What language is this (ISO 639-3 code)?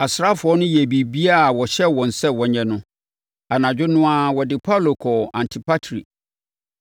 aka